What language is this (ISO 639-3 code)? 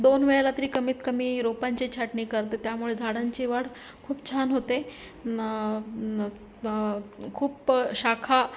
mar